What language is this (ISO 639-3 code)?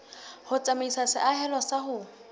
sot